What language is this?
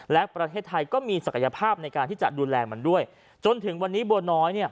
Thai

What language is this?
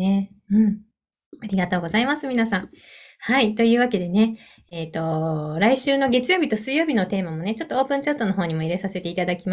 Japanese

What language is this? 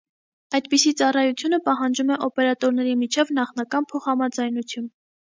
Armenian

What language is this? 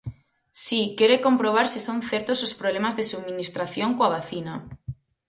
Galician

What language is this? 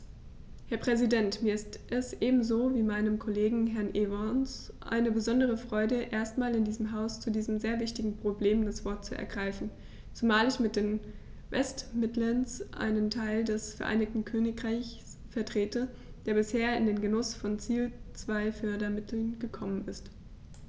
German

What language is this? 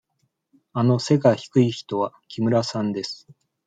Japanese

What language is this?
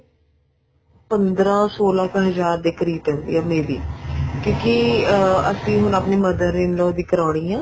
Punjabi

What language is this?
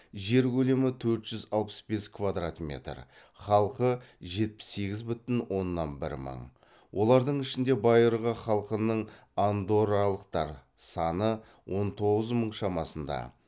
Kazakh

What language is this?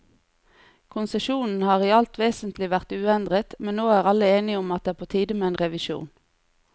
Norwegian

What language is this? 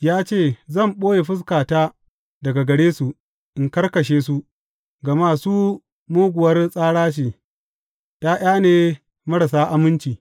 Hausa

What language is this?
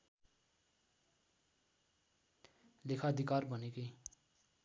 Nepali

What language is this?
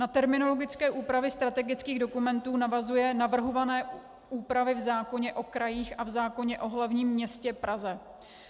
Czech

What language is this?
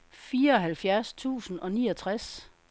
Danish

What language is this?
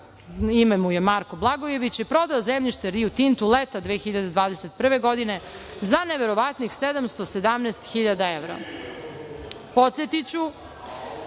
Serbian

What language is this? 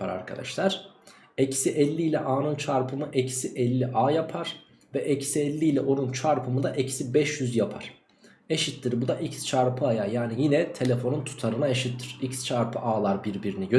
Turkish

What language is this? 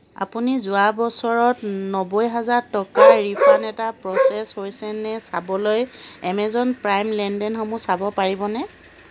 Assamese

